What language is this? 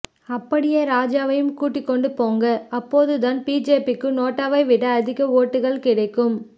Tamil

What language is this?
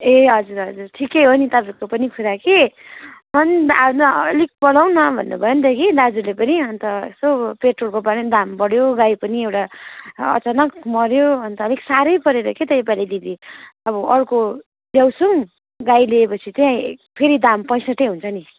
Nepali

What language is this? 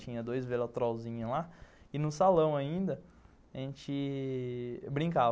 Portuguese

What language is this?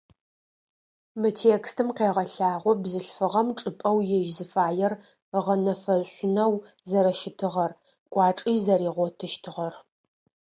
Adyghe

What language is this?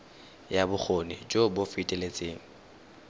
Tswana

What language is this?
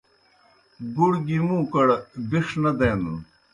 Kohistani Shina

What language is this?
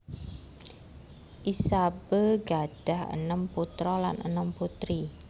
Javanese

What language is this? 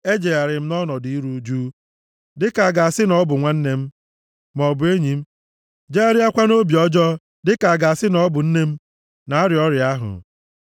Igbo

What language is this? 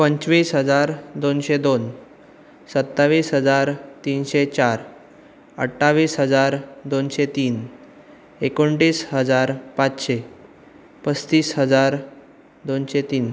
Konkani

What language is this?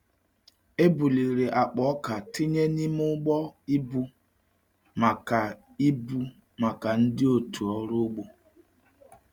Igbo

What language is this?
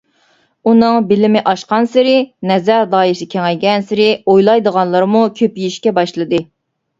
Uyghur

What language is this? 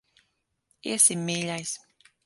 Latvian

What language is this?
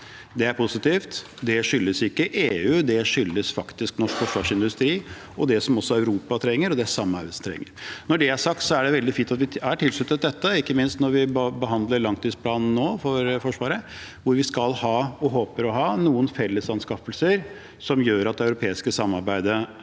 Norwegian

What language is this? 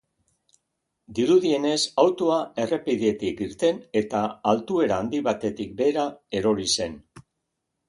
Basque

